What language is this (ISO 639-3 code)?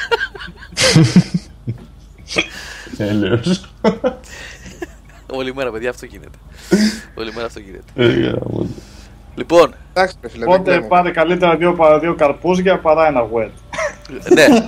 ell